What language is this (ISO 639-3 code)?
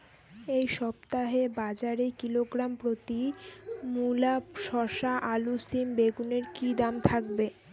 ben